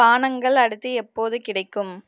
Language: Tamil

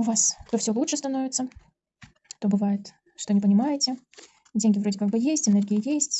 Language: Russian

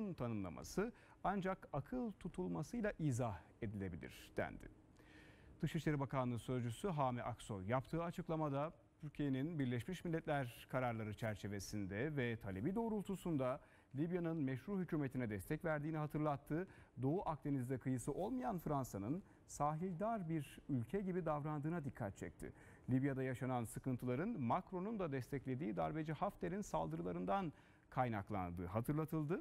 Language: Turkish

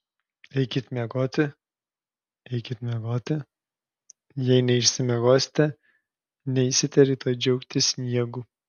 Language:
Lithuanian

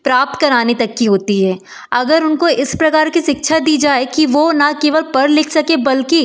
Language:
Hindi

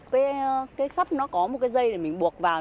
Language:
Vietnamese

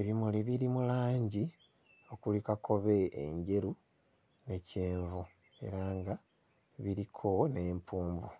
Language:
Ganda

